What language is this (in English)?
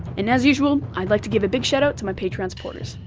English